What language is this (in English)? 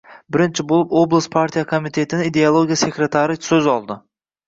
Uzbek